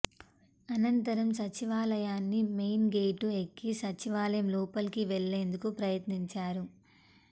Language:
Telugu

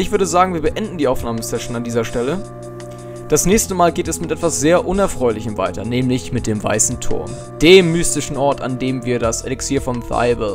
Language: German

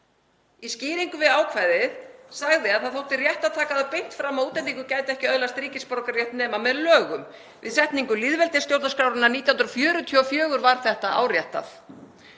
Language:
Icelandic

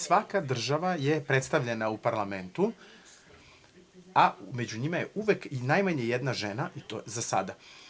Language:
Serbian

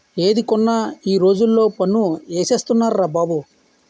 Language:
Telugu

